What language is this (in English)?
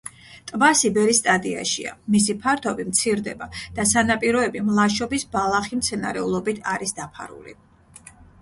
Georgian